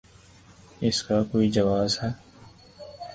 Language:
Urdu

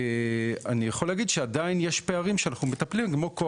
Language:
Hebrew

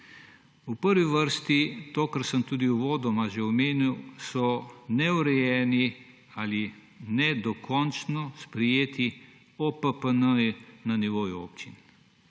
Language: Slovenian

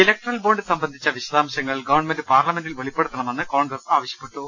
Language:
Malayalam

